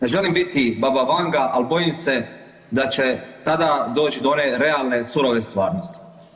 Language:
Croatian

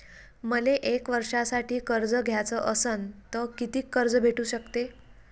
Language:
Marathi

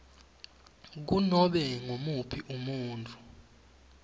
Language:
Swati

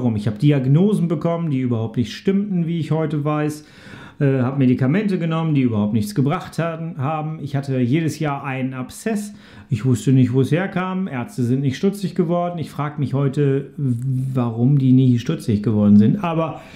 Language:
German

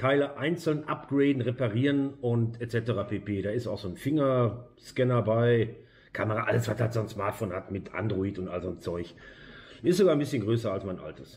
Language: German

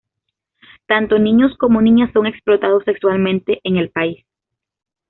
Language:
Spanish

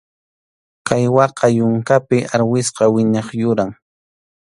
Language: Arequipa-La Unión Quechua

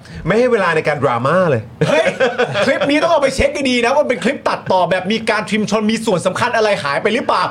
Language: Thai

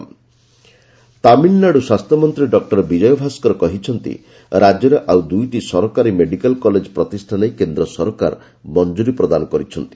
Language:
Odia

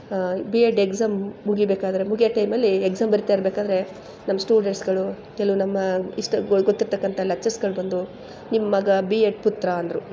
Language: Kannada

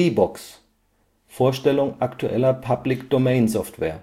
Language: German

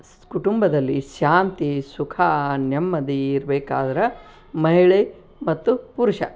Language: Kannada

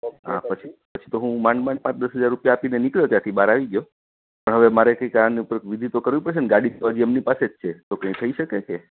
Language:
Gujarati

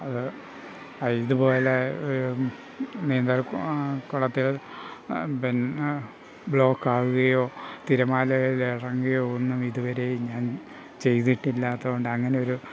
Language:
Malayalam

